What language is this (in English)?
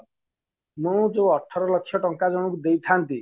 Odia